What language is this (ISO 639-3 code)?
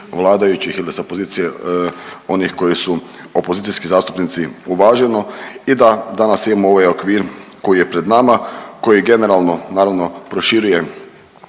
hrv